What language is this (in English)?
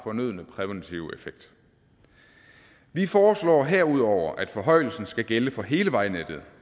Danish